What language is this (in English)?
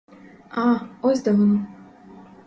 Ukrainian